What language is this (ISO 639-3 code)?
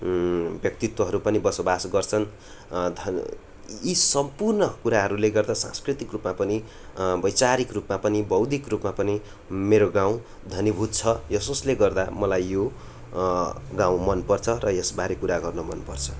nep